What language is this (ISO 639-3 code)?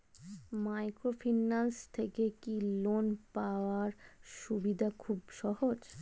ben